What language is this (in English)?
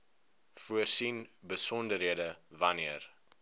Afrikaans